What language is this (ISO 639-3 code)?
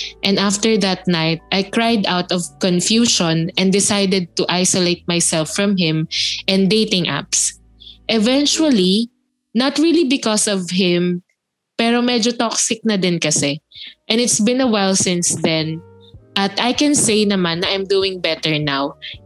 fil